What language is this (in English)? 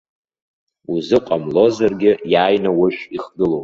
Abkhazian